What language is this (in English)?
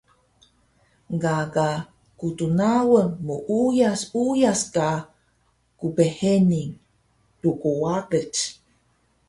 Taroko